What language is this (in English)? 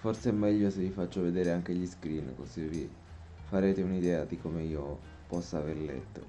Italian